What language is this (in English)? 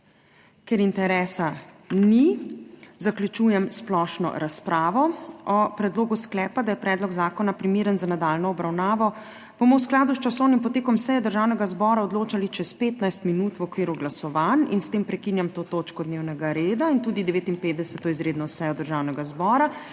Slovenian